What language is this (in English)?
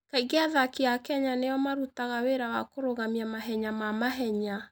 Kikuyu